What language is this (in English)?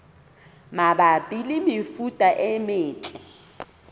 Southern Sotho